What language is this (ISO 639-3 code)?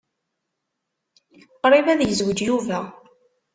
kab